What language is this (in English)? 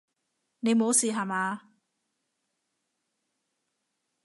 Cantonese